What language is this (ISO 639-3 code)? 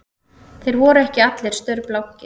isl